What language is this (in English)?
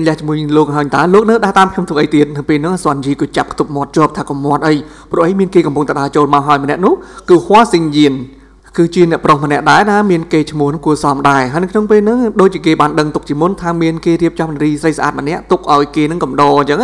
Thai